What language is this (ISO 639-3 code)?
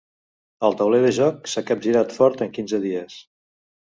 cat